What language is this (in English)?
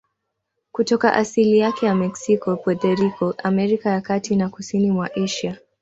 Swahili